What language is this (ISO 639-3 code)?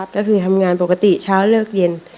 tha